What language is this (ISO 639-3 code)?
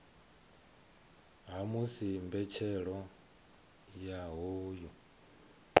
ven